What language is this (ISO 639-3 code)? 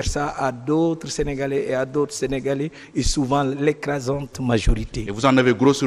fra